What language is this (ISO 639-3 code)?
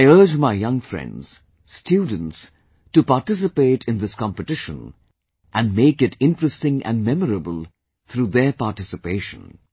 eng